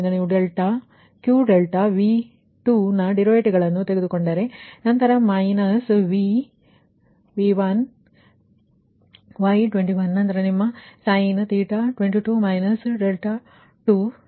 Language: Kannada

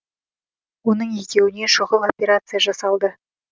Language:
Kazakh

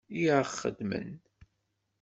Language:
Kabyle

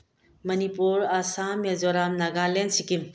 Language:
Manipuri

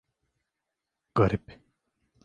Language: Turkish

